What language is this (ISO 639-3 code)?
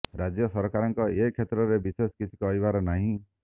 ori